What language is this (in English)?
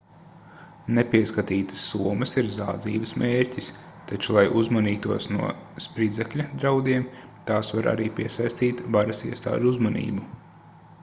Latvian